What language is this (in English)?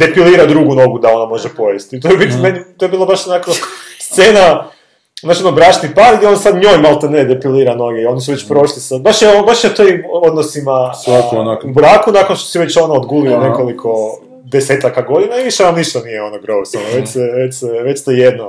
Croatian